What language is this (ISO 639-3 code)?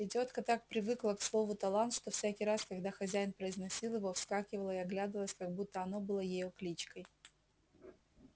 rus